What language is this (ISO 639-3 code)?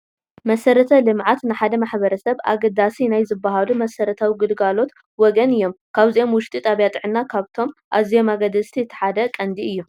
tir